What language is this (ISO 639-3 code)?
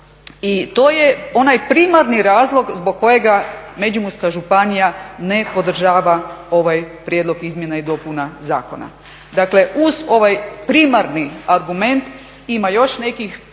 hrv